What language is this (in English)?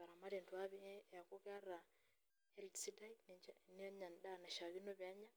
Masai